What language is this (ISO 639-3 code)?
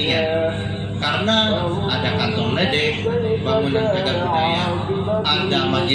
ind